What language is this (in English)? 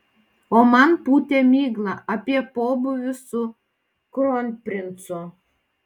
Lithuanian